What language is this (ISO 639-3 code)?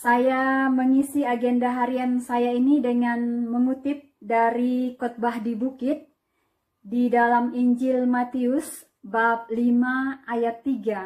ind